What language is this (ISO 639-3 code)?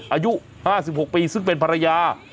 tha